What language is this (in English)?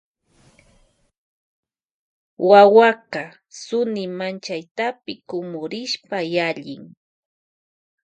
Loja Highland Quichua